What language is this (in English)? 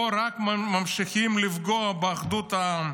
Hebrew